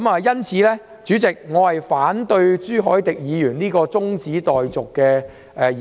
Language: Cantonese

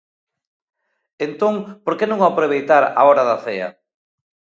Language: Galician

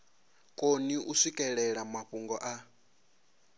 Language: Venda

